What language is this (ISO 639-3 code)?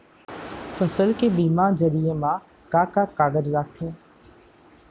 hne